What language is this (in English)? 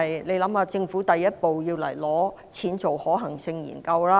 Cantonese